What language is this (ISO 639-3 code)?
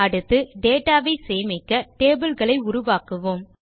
tam